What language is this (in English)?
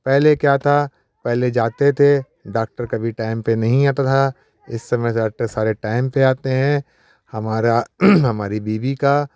Hindi